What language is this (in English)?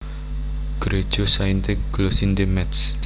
Javanese